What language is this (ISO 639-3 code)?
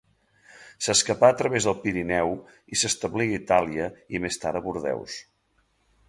cat